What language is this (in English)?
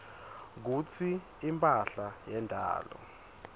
Swati